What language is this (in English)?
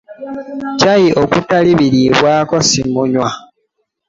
Ganda